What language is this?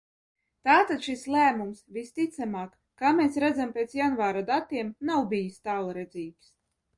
Latvian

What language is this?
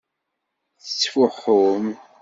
Kabyle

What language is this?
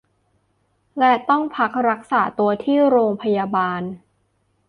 Thai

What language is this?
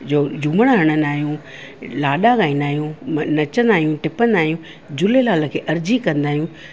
Sindhi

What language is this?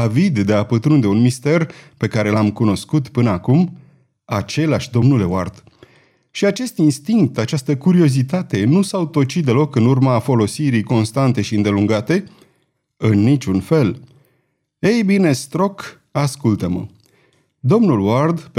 Romanian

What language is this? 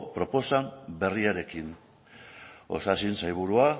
Basque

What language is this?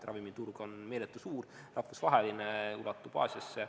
Estonian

